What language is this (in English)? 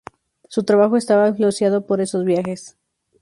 Spanish